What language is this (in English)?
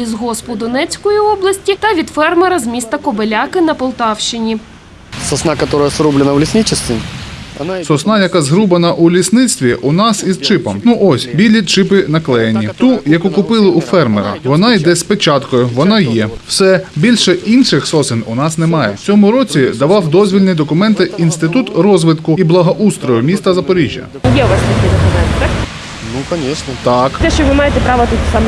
Ukrainian